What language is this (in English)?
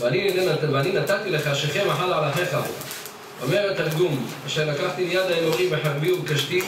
Hebrew